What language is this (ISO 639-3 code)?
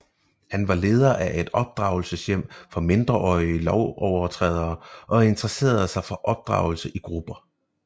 dan